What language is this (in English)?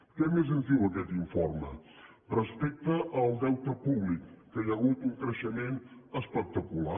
Catalan